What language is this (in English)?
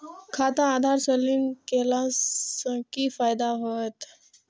Maithili